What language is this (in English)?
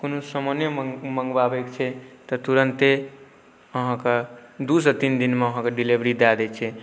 Maithili